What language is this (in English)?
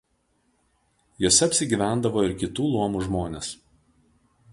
Lithuanian